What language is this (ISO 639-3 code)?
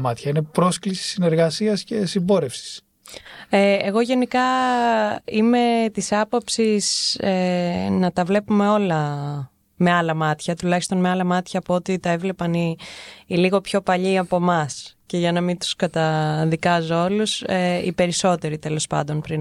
ell